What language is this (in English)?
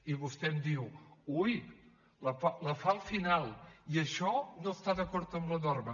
Catalan